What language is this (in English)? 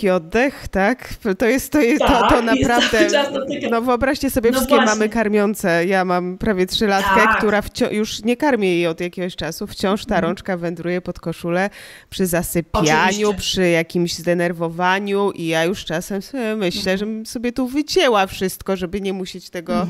Polish